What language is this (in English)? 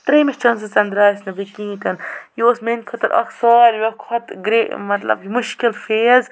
Kashmiri